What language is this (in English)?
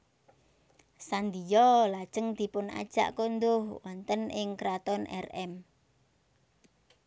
Javanese